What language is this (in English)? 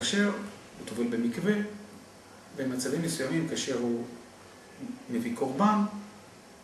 Hebrew